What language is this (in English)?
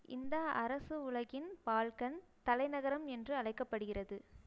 Tamil